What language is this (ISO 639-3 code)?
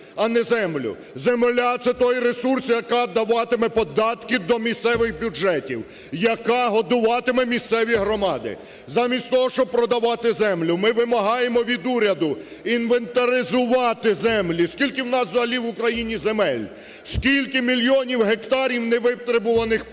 ukr